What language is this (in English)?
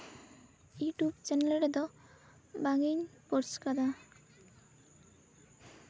Santali